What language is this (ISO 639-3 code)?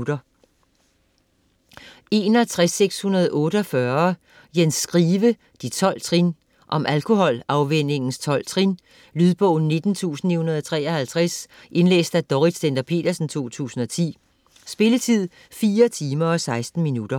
dan